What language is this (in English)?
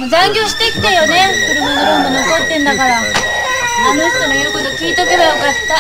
Japanese